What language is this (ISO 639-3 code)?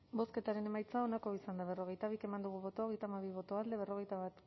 eus